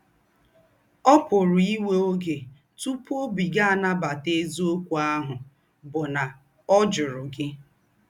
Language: Igbo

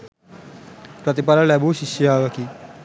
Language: Sinhala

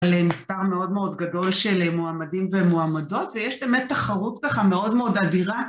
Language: Hebrew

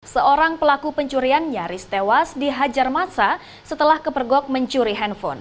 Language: Indonesian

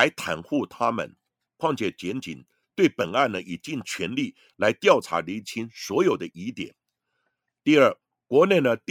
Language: Chinese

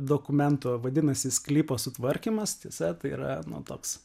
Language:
Lithuanian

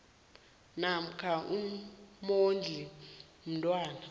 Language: South Ndebele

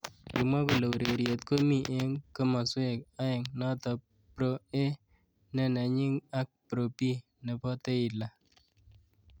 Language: Kalenjin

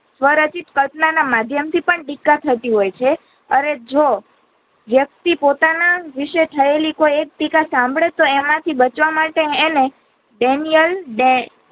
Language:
Gujarati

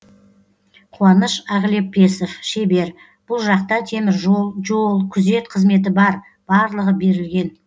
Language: Kazakh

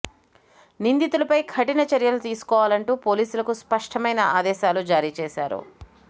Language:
Telugu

